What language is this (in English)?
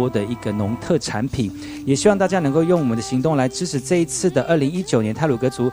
Chinese